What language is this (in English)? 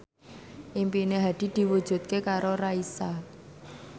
Javanese